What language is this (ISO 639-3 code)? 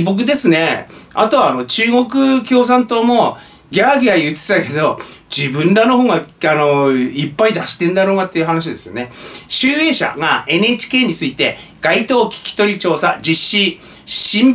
jpn